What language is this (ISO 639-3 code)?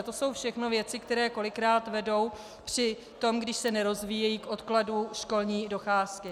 ces